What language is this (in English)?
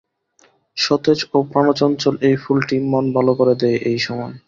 Bangla